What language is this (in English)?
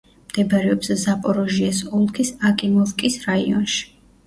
Georgian